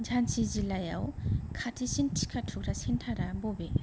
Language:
Bodo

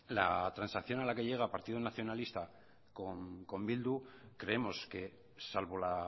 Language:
Spanish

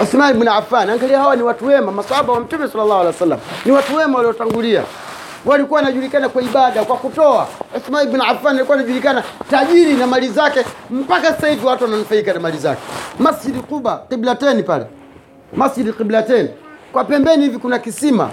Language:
Swahili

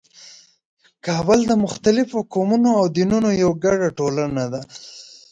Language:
Pashto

